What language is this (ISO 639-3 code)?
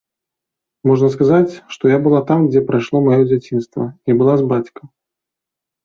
bel